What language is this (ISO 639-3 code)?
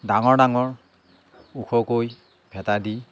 asm